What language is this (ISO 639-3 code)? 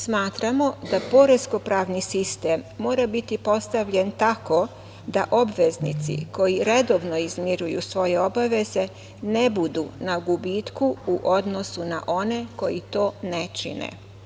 srp